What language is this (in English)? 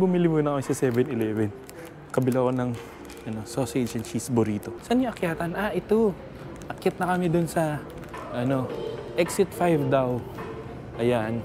Filipino